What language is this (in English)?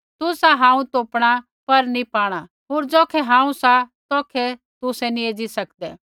Kullu Pahari